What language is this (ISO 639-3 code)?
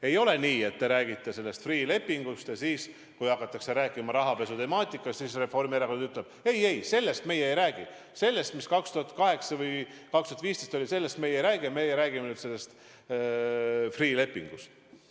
est